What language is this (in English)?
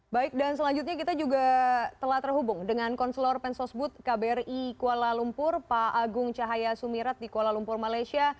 Indonesian